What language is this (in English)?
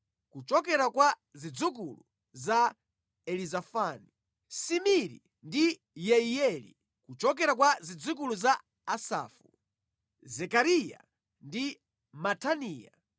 Nyanja